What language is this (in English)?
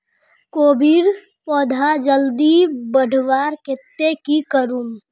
Magahi